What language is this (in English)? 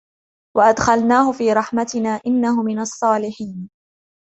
Arabic